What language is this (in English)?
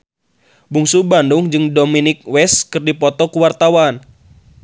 Sundanese